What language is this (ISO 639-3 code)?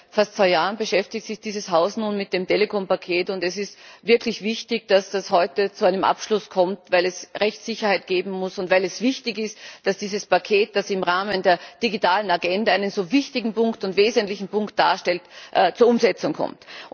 deu